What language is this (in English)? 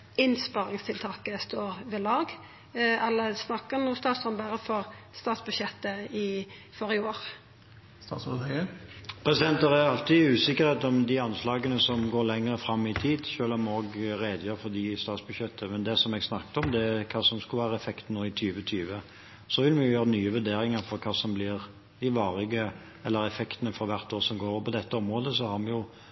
Norwegian